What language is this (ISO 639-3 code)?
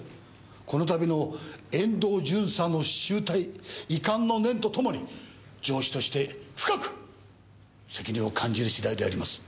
jpn